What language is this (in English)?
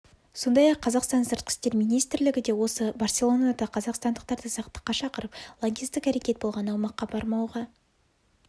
Kazakh